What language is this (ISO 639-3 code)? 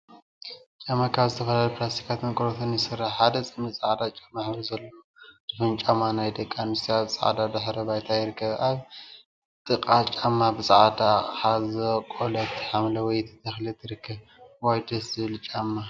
tir